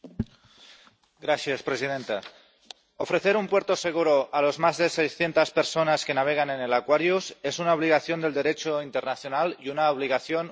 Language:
Spanish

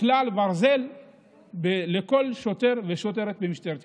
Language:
Hebrew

